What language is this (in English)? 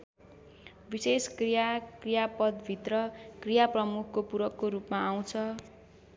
Nepali